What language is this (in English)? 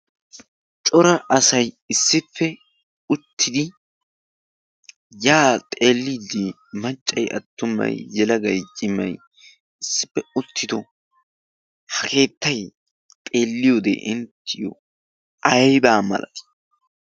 Wolaytta